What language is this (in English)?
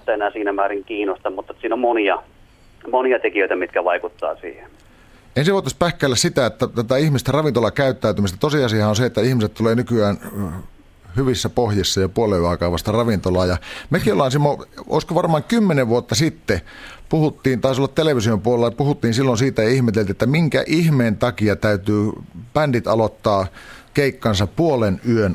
Finnish